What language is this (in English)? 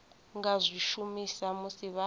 Venda